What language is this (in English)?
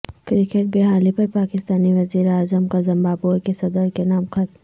Urdu